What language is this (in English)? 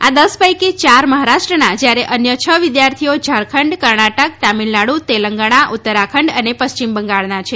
Gujarati